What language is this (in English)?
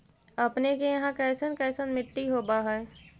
Magahi